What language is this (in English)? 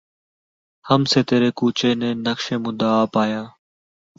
Urdu